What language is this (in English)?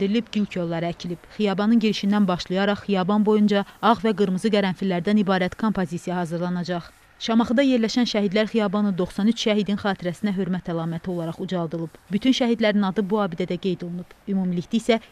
Turkish